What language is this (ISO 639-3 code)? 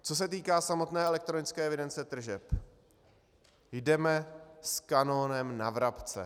ces